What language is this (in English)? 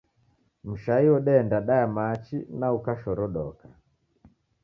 Taita